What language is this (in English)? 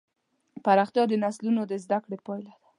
Pashto